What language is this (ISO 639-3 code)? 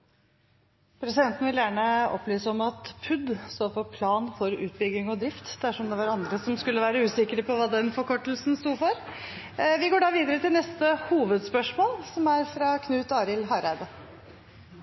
nor